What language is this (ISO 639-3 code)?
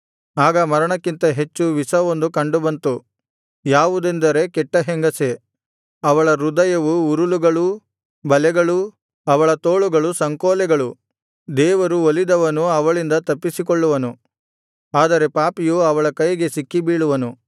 kan